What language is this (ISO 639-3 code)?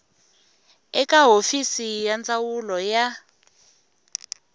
tso